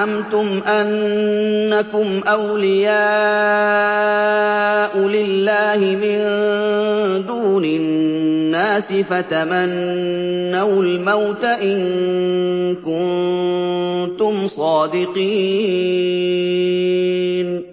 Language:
Arabic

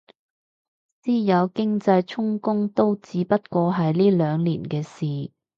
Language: Cantonese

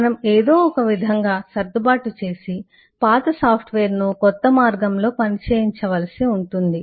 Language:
Telugu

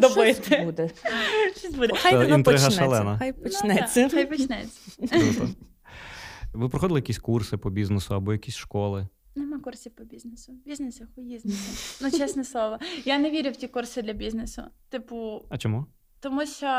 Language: Ukrainian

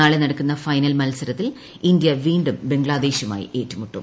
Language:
Malayalam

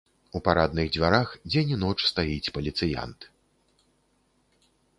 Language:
Belarusian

